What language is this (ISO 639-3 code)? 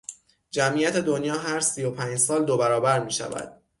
fas